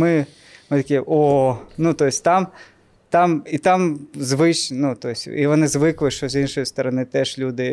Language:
Ukrainian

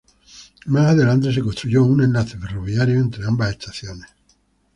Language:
Spanish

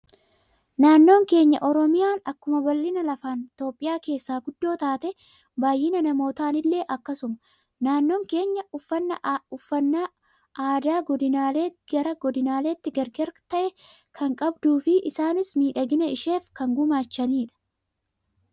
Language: Oromo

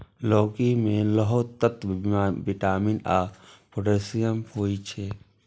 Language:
Maithili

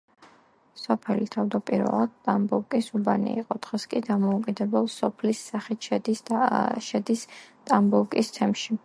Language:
Georgian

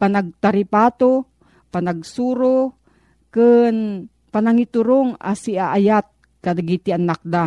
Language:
Filipino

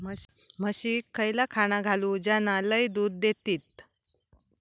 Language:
Marathi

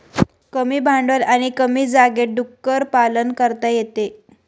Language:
Marathi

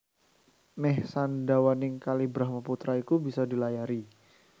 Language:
Javanese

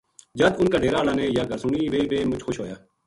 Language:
Gujari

